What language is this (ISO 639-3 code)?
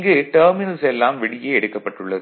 tam